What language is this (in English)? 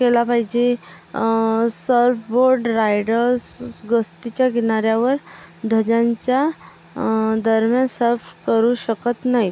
Marathi